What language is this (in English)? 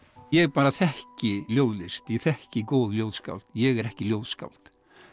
Icelandic